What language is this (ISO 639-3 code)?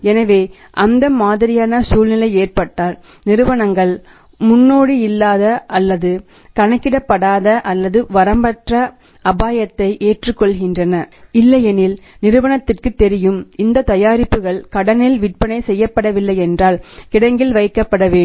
tam